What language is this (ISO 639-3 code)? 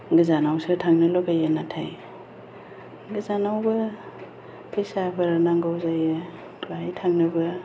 brx